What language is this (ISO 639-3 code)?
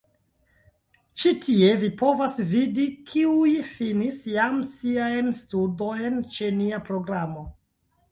epo